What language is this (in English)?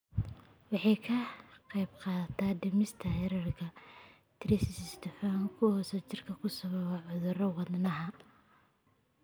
Somali